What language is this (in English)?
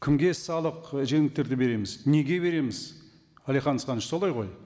Kazakh